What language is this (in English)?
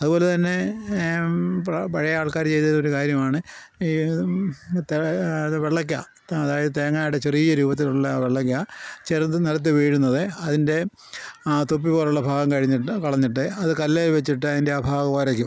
Malayalam